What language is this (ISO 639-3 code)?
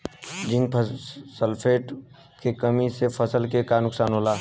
bho